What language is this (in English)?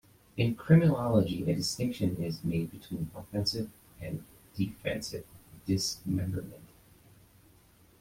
English